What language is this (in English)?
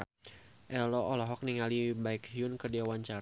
Sundanese